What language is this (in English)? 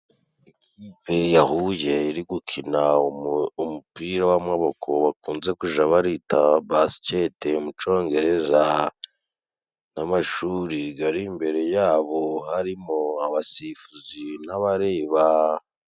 Kinyarwanda